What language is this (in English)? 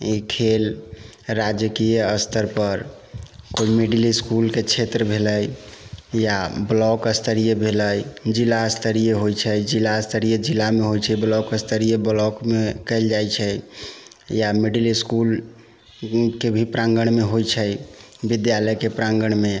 Maithili